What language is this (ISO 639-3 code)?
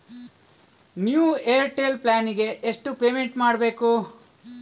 kan